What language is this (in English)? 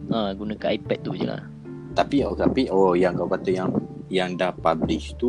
Malay